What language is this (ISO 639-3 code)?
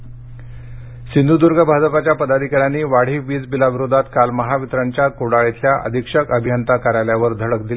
mar